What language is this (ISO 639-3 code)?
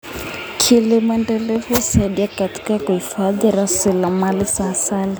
kln